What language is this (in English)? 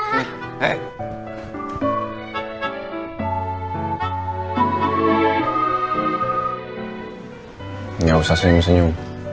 Indonesian